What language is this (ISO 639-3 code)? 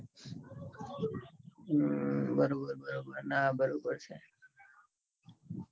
guj